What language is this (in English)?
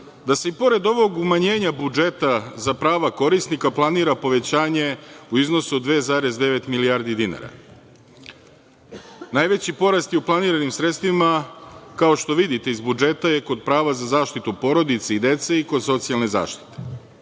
Serbian